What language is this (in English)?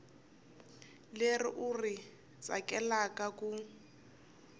Tsonga